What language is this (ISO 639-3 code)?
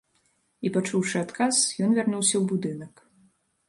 bel